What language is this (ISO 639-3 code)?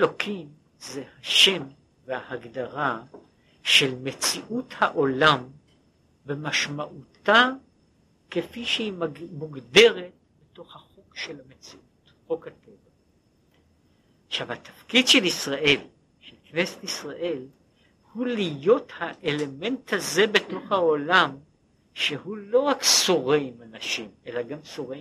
heb